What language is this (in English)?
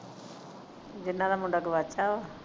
Punjabi